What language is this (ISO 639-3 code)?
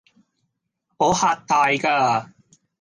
yue